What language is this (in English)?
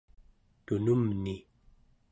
Central Yupik